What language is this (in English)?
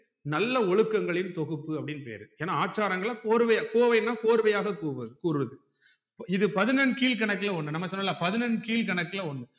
Tamil